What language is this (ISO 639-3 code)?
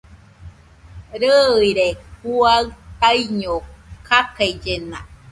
hux